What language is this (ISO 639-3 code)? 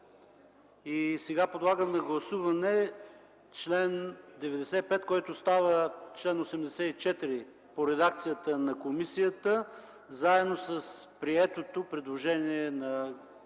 bul